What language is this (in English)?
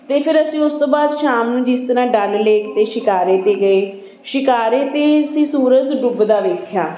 Punjabi